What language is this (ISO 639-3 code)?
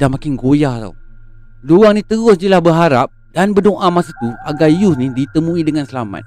msa